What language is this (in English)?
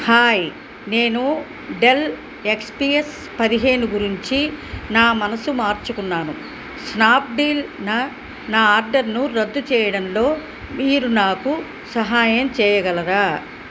Telugu